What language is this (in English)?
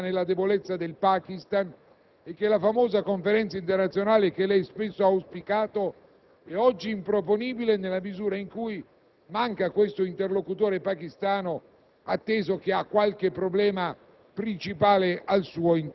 Italian